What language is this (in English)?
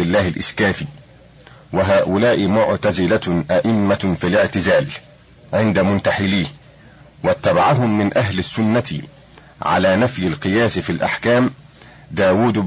Arabic